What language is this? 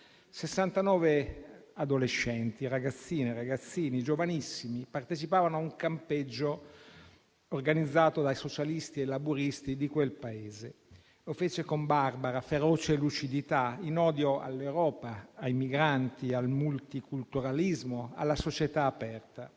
Italian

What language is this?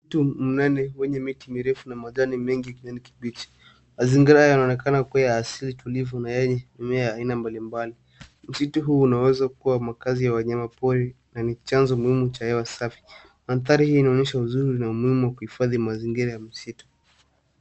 Swahili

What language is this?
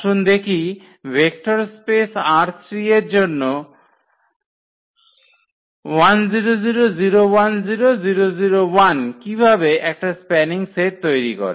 Bangla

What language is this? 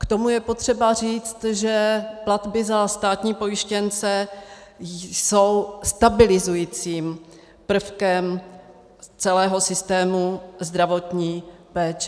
Czech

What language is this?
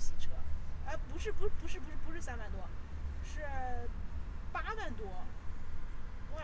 Chinese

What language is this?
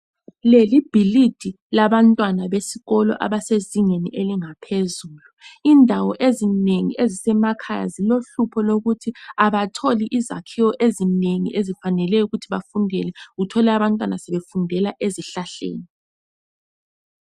North Ndebele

